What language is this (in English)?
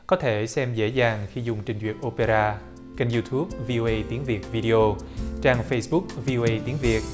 Vietnamese